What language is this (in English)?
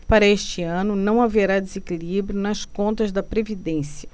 Portuguese